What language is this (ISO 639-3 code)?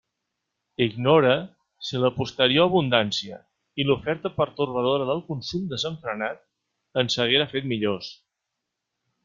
cat